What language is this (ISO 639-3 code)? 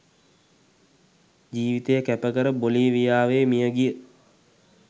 sin